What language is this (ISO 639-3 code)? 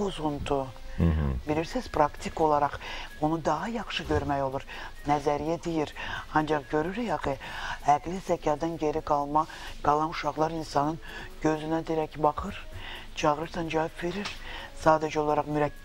tur